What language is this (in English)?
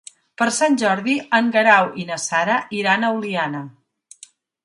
Catalan